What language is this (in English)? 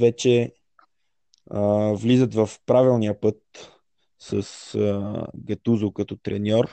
Bulgarian